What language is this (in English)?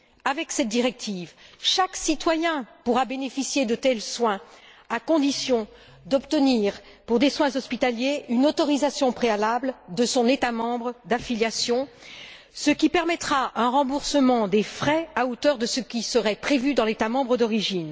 French